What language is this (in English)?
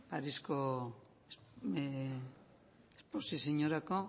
Basque